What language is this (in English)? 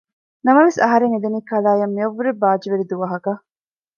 Divehi